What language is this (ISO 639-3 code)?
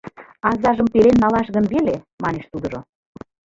chm